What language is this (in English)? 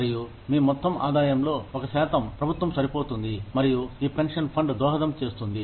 Telugu